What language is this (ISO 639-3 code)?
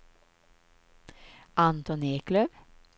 swe